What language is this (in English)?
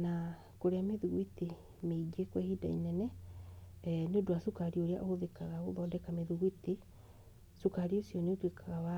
Kikuyu